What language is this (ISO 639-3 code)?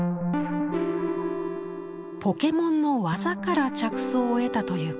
jpn